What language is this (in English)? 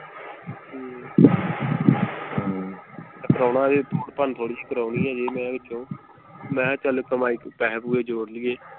Punjabi